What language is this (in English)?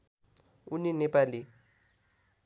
Nepali